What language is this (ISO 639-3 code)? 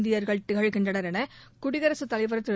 tam